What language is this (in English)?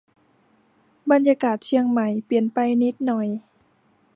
Thai